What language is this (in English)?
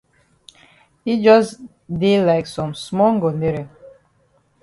Cameroon Pidgin